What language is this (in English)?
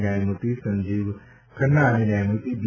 Gujarati